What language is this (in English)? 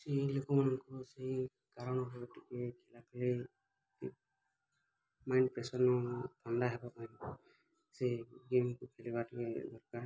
Odia